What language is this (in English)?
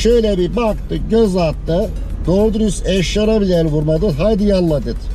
Turkish